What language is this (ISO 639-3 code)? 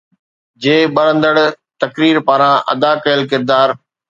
snd